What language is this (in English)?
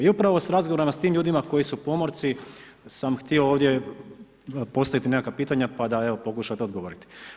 Croatian